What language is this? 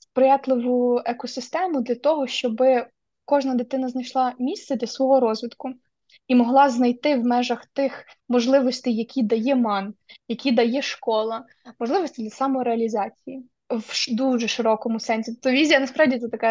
Ukrainian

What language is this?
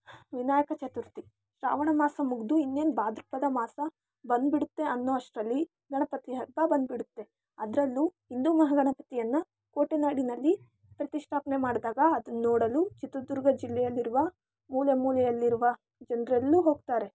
Kannada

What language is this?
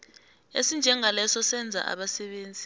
South Ndebele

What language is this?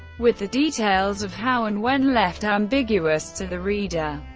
English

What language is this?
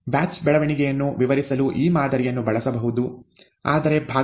Kannada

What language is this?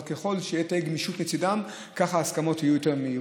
Hebrew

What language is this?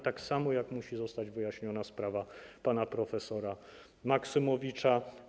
Polish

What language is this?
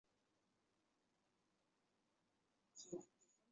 Chinese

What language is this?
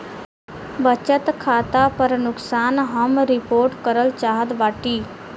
Bhojpuri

